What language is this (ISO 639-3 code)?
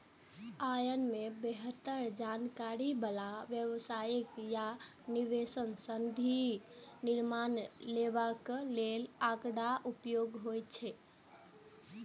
mai